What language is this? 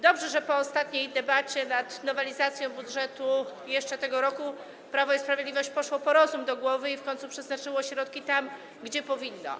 Polish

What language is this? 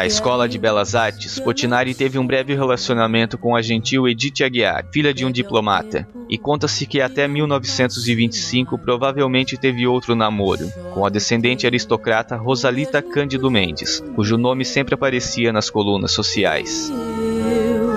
Portuguese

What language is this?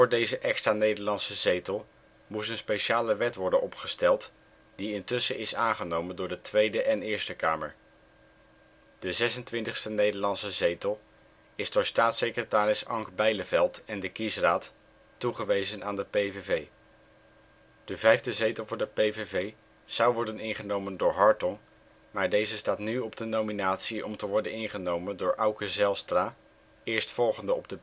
Dutch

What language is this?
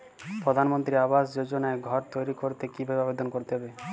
Bangla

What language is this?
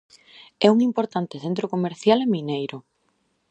Galician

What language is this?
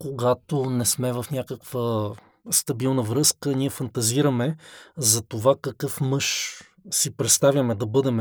Bulgarian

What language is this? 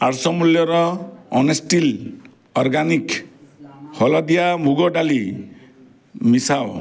Odia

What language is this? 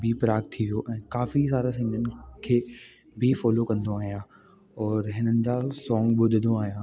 Sindhi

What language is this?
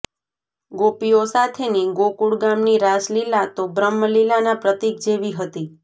Gujarati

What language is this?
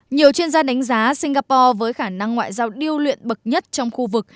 Vietnamese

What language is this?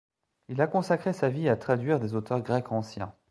French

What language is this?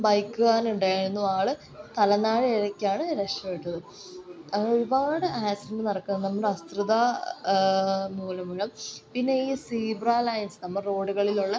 Malayalam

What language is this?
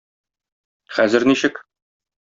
Tatar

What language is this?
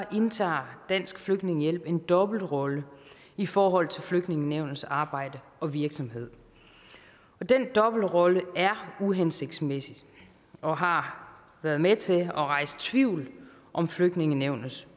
Danish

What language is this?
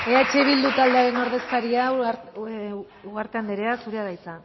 Basque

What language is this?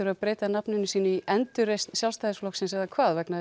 Icelandic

